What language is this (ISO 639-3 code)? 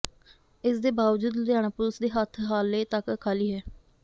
pan